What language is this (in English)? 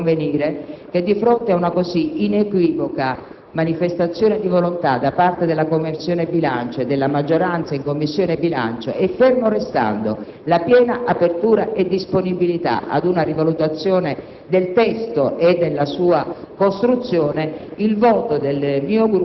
Italian